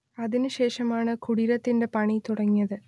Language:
Malayalam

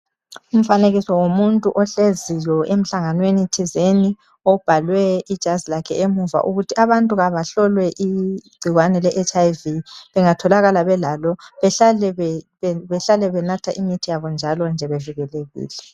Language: North Ndebele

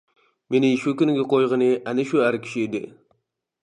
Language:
Uyghur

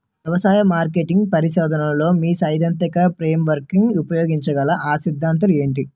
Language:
Telugu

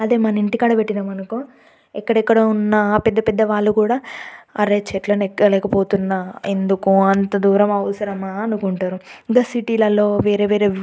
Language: Telugu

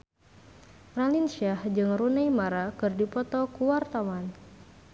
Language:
Sundanese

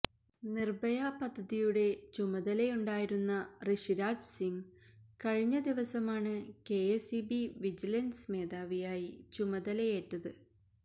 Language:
Malayalam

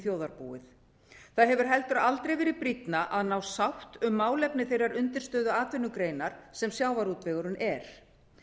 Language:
Icelandic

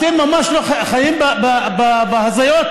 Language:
Hebrew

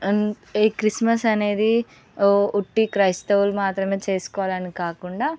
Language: Telugu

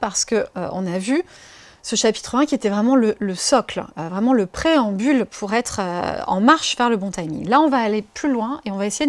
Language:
French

